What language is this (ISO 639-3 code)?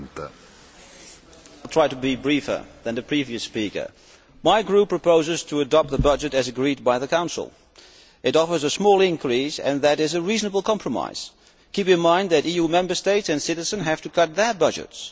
eng